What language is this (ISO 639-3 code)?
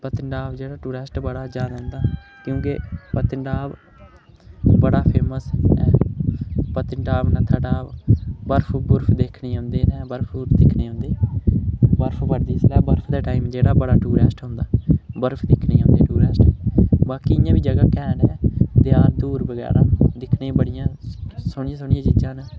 doi